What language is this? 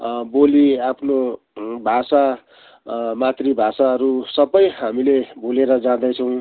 Nepali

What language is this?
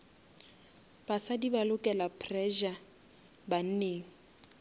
Northern Sotho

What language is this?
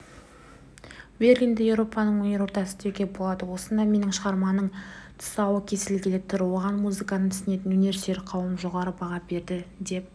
Kazakh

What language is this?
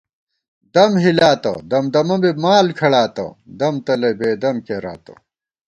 Gawar-Bati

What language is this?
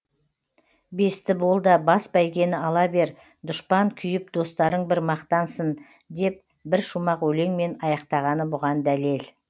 Kazakh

